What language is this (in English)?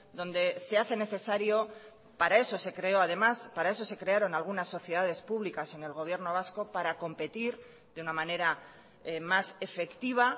Spanish